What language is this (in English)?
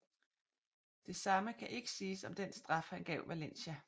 Danish